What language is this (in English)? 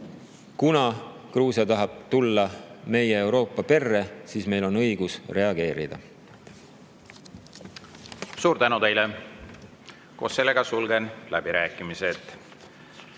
Estonian